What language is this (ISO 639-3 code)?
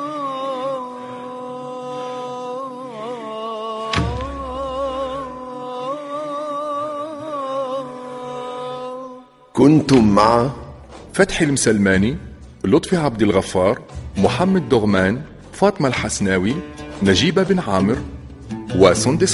ara